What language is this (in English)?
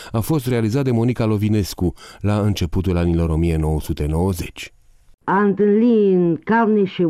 Romanian